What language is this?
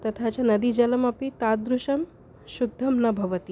Sanskrit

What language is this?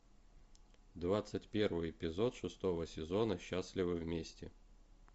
Russian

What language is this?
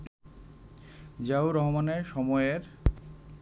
Bangla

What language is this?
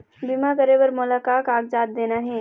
Chhattisgarhi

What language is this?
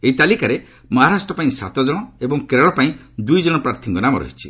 Odia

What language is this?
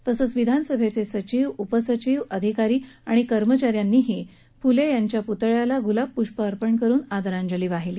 Marathi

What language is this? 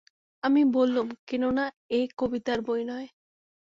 Bangla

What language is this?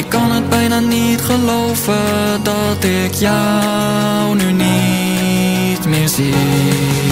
Dutch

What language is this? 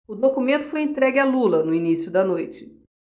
Portuguese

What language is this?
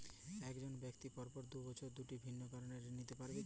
Bangla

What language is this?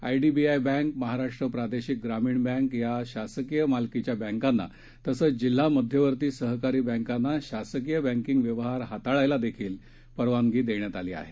Marathi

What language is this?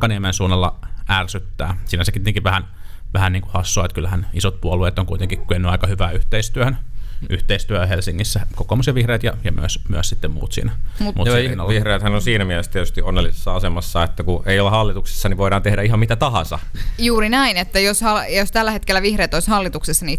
Finnish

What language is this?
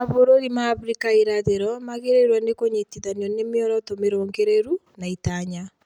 Kikuyu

